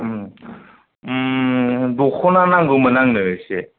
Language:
Bodo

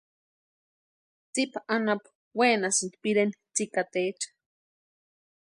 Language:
Western Highland Purepecha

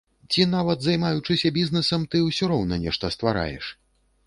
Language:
Belarusian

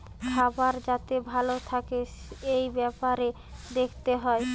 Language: Bangla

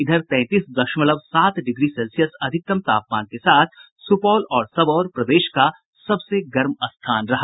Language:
Hindi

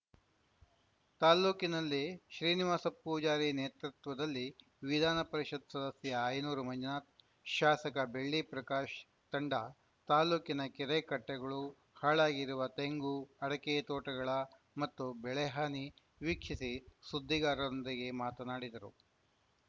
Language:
Kannada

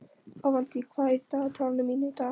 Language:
Icelandic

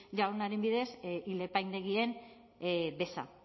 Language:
Basque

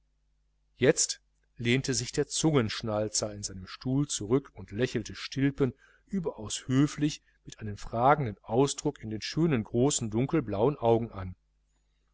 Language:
German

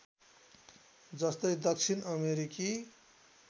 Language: Nepali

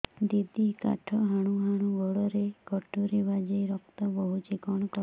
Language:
Odia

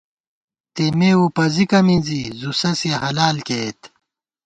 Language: Gawar-Bati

